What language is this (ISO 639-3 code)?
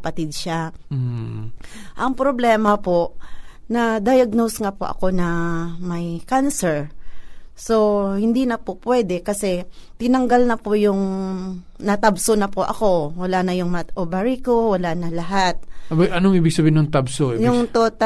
fil